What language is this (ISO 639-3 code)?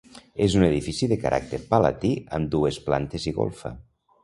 cat